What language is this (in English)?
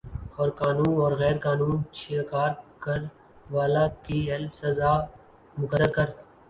Urdu